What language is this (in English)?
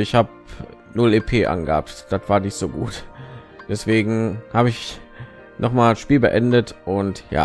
German